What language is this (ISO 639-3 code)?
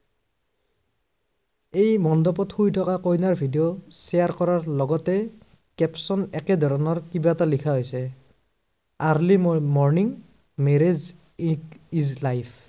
asm